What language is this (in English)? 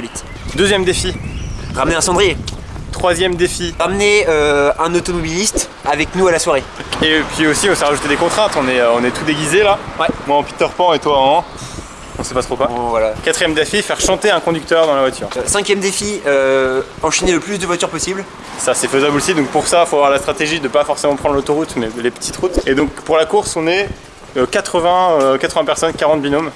French